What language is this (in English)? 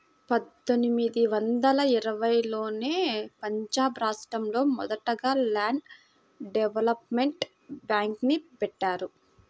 Telugu